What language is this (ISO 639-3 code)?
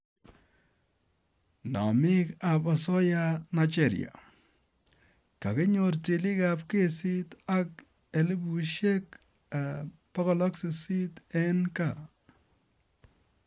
kln